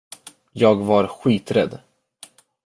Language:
Swedish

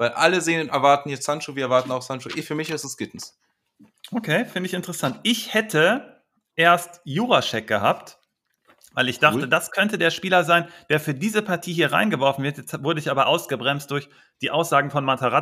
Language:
German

